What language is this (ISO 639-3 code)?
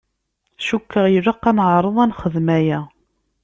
kab